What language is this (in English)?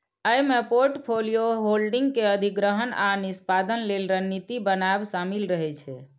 Maithili